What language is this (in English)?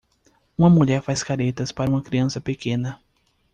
Portuguese